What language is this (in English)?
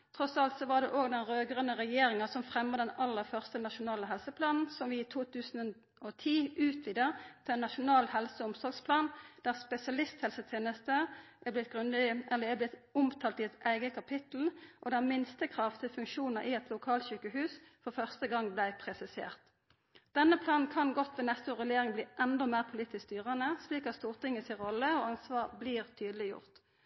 Norwegian Nynorsk